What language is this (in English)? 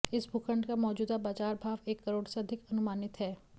Hindi